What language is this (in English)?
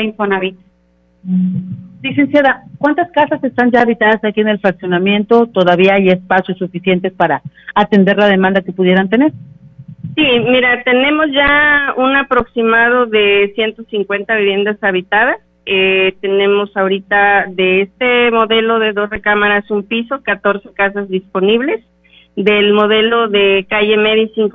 Spanish